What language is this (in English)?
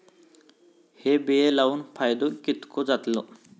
Marathi